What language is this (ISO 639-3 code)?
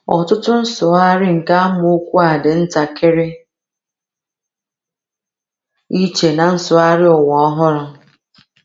ibo